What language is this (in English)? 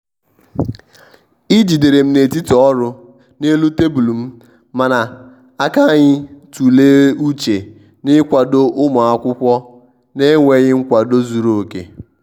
Igbo